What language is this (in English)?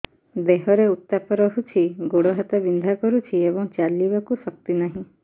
Odia